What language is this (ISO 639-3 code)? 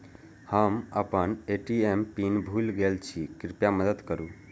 mai